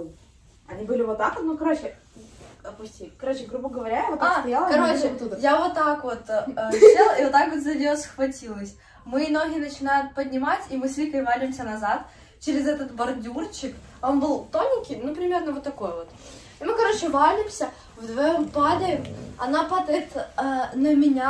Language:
Russian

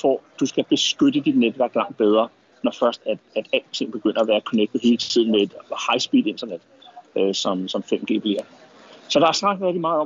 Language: Danish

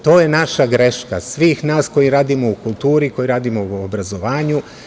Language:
Serbian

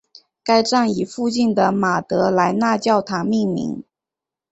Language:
Chinese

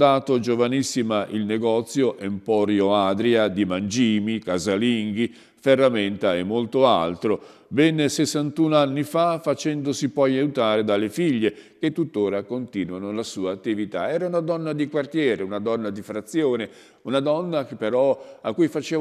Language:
Italian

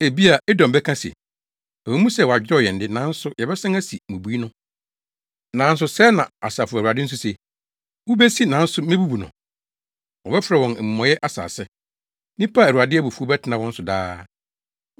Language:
Akan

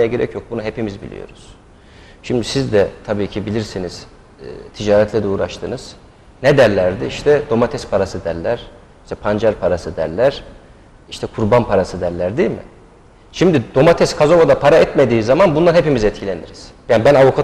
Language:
Turkish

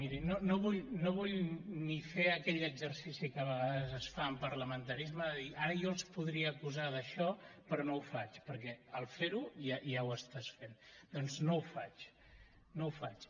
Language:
Catalan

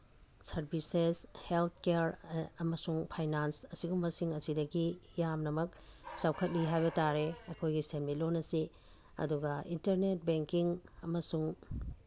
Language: Manipuri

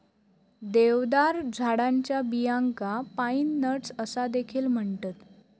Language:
Marathi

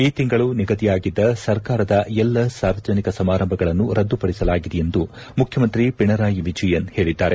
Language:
Kannada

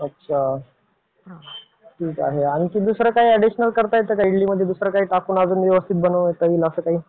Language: Marathi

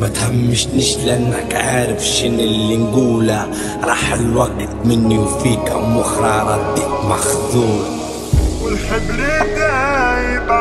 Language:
Arabic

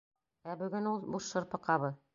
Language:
Bashkir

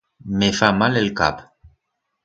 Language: Aragonese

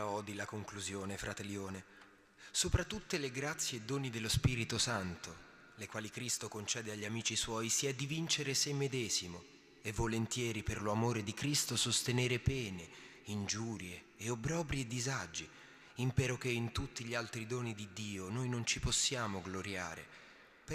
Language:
Italian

